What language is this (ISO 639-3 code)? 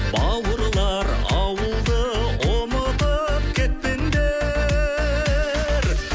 kaz